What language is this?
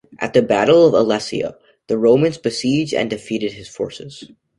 English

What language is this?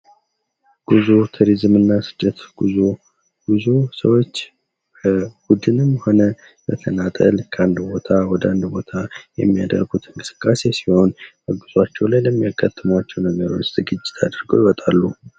Amharic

